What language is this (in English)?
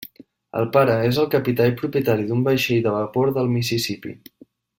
Catalan